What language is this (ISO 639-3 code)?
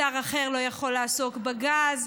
heb